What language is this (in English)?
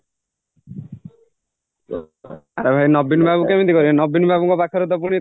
Odia